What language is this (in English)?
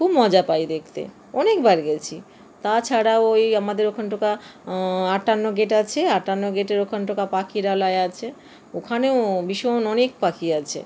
Bangla